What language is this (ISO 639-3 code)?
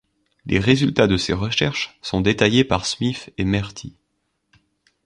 fra